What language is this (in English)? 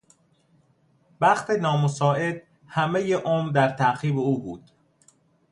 Persian